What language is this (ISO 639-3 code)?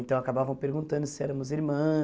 por